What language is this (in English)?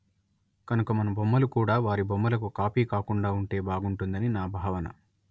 Telugu